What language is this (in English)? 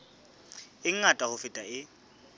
Southern Sotho